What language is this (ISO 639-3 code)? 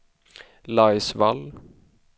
swe